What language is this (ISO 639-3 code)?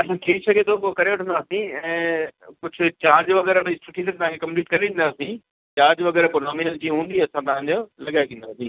snd